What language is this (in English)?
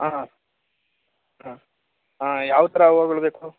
Kannada